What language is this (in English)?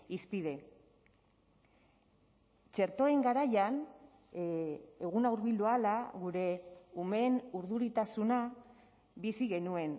Basque